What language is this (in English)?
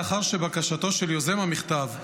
Hebrew